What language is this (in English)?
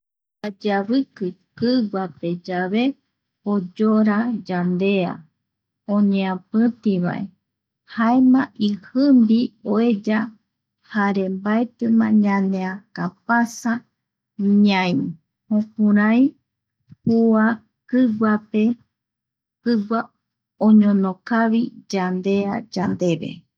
Eastern Bolivian Guaraní